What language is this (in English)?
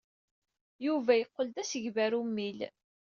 Kabyle